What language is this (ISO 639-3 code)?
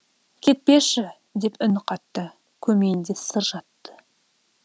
kaz